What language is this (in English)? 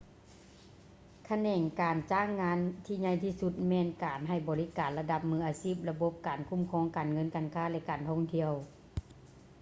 Lao